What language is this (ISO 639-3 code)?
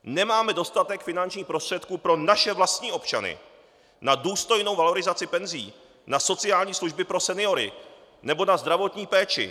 ces